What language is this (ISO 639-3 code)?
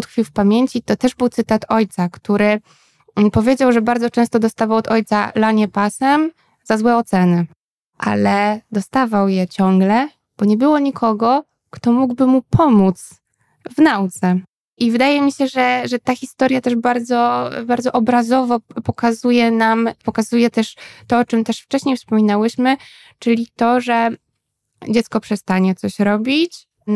pol